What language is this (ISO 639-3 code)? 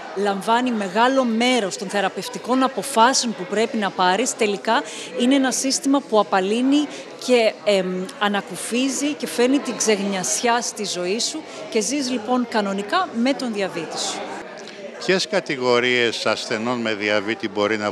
ell